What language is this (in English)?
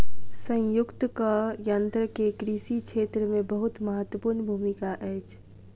Maithili